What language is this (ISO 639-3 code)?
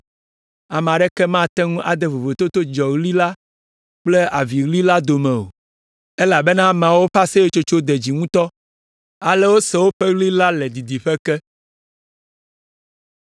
ewe